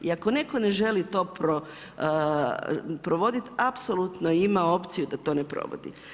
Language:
Croatian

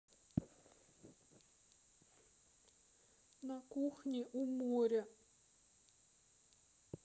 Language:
Russian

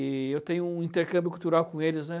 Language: Portuguese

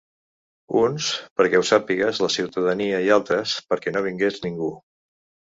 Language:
Catalan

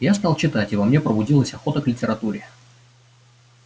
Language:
Russian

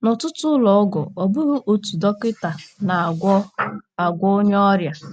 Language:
Igbo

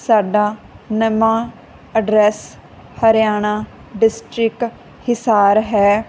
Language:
Punjabi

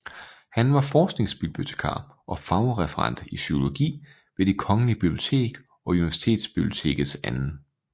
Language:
Danish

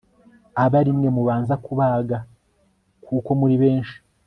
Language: Kinyarwanda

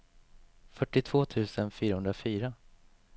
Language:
Swedish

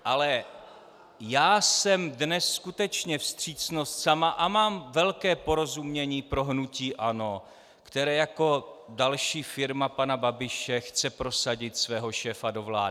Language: Czech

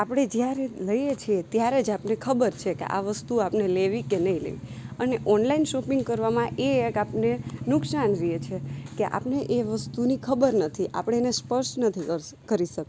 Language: Gujarati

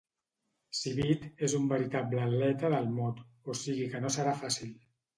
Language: Catalan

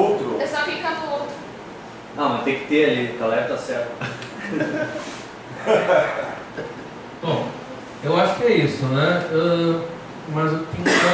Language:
Portuguese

